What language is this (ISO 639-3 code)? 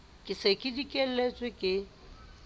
sot